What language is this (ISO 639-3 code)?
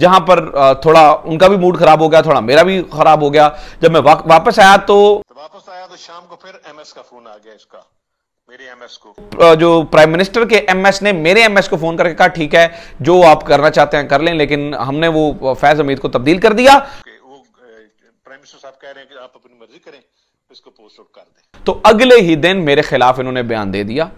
hin